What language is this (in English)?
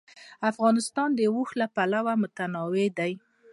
Pashto